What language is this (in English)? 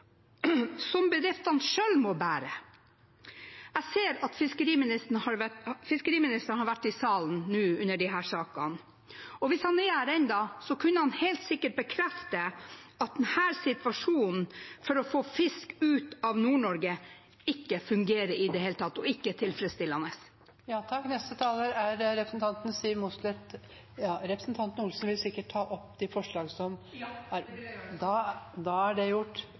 Norwegian